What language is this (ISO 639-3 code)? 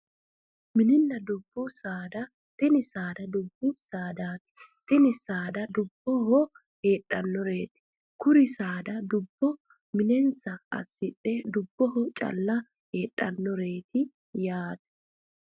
sid